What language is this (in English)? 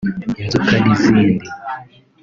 Kinyarwanda